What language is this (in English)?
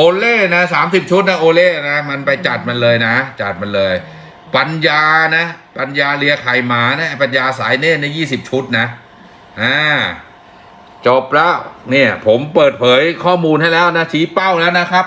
Thai